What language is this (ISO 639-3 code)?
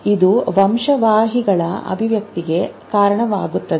kan